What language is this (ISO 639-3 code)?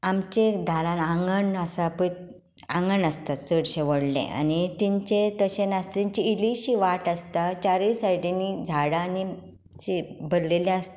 kok